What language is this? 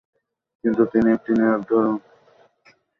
Bangla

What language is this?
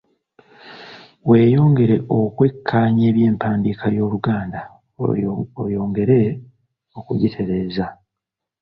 Ganda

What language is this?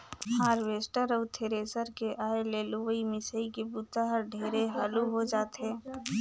Chhattisgarhi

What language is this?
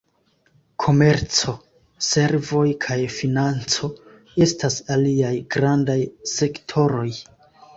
Esperanto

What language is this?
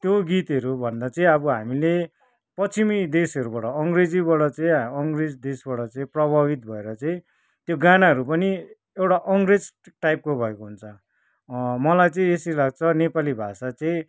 Nepali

